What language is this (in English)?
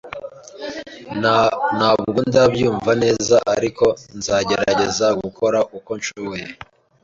Kinyarwanda